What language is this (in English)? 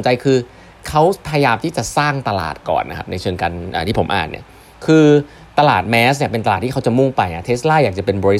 Thai